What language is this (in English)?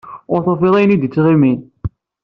Kabyle